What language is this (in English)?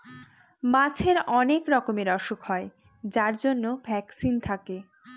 Bangla